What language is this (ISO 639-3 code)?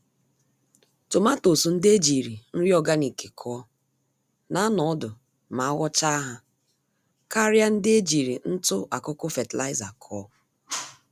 ibo